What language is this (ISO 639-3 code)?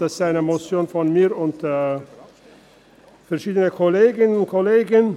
gsw